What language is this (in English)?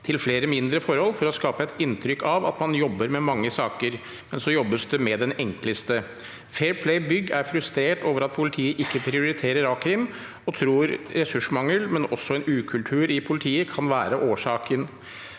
Norwegian